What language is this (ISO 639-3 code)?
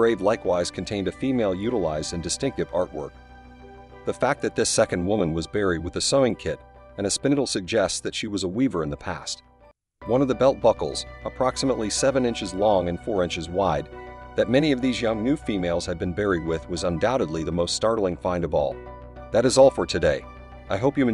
eng